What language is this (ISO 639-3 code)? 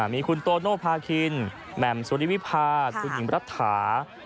tha